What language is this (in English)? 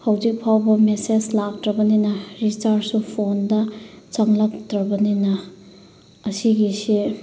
Manipuri